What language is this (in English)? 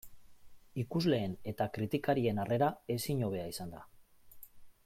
Basque